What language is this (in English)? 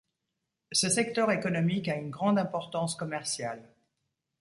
French